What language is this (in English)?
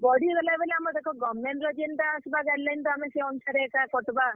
Odia